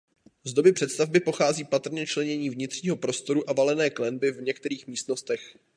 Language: Czech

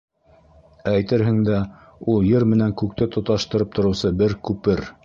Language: Bashkir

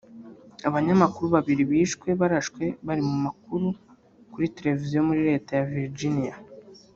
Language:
Kinyarwanda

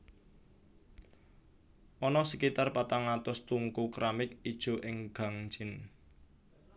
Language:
Javanese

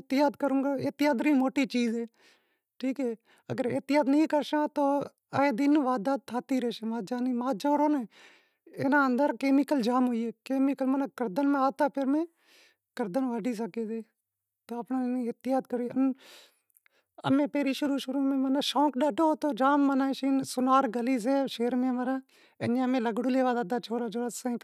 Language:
Wadiyara Koli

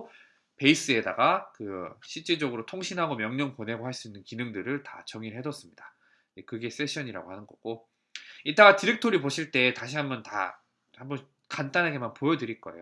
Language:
Korean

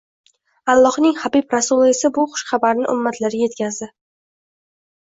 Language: Uzbek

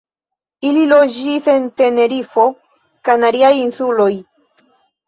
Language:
Esperanto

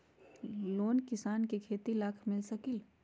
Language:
Magahi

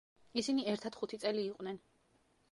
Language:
Georgian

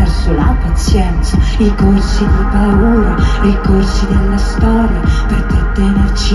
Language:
Italian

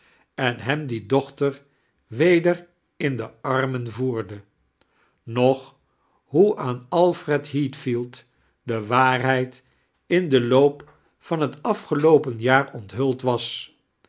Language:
Dutch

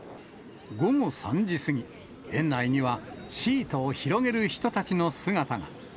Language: Japanese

